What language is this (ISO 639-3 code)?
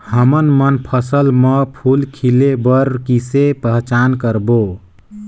hne